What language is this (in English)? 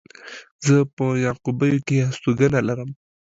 Pashto